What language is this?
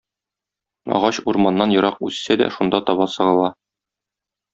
Tatar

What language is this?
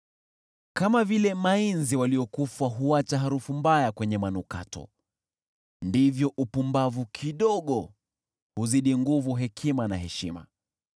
Swahili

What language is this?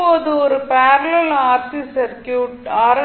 Tamil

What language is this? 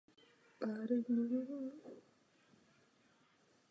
Czech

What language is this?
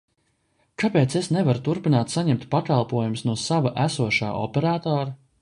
Latvian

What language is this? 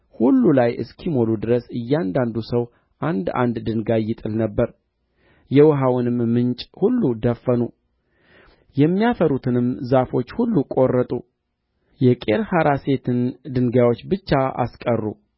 Amharic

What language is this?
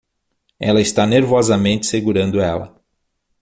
Portuguese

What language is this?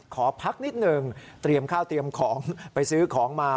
Thai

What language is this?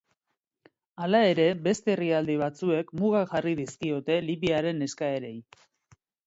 Basque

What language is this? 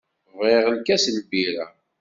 Kabyle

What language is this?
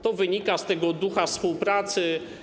Polish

